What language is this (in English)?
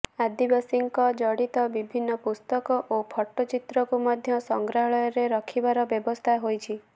Odia